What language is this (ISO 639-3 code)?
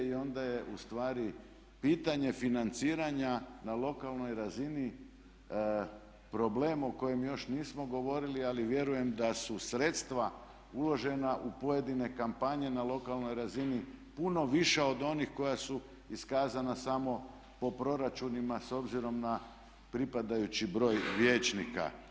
hrv